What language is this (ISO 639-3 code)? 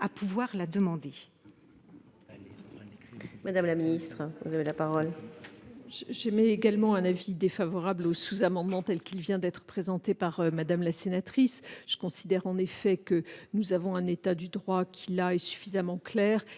fra